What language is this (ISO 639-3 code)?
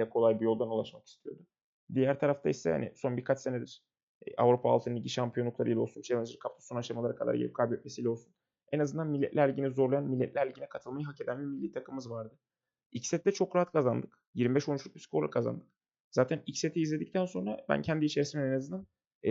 tur